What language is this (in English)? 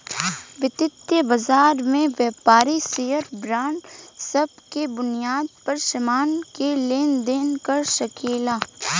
Bhojpuri